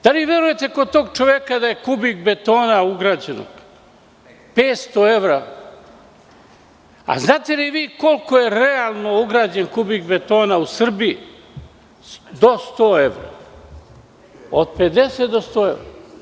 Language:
Serbian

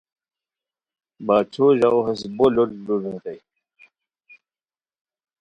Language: Khowar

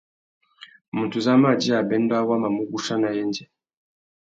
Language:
Tuki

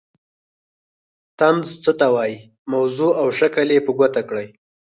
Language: Pashto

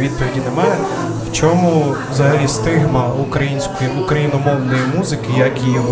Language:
Ukrainian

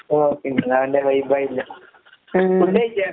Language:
Malayalam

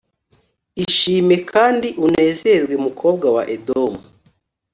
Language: Kinyarwanda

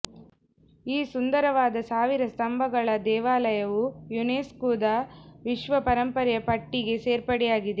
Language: Kannada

